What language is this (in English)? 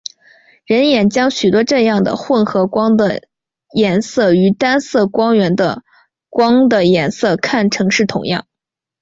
Chinese